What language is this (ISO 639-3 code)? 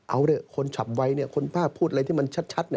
tha